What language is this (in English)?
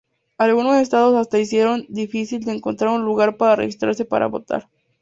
Spanish